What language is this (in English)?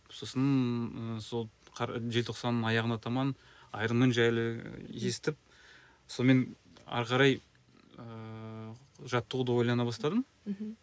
Kazakh